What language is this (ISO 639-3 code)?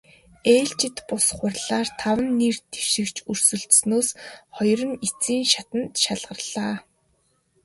mon